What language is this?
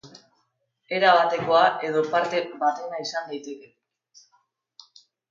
Basque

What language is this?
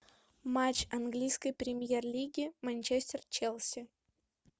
Russian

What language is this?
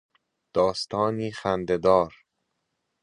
Persian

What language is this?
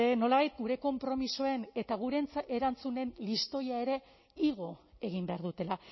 Basque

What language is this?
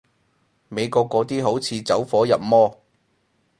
Cantonese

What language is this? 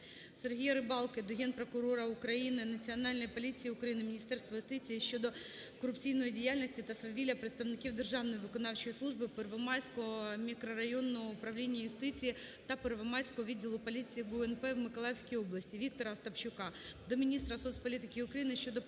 Ukrainian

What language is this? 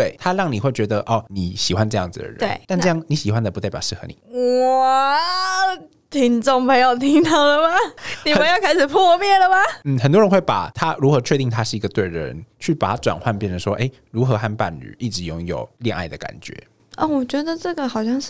Chinese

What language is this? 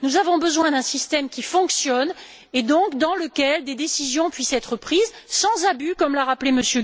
French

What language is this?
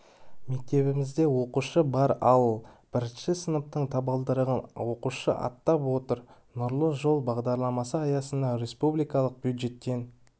Kazakh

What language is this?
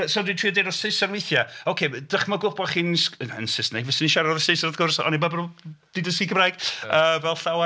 Welsh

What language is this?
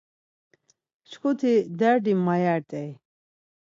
Laz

